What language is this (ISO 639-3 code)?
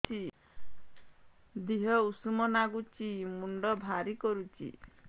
ori